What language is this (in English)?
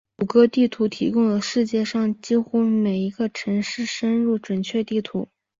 Chinese